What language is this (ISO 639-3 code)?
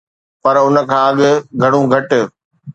snd